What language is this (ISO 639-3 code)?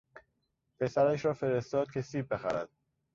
fas